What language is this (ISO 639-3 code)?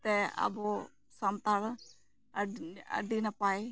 sat